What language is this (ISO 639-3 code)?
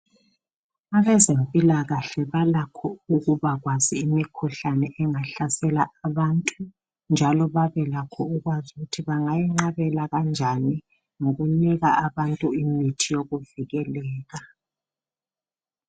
nde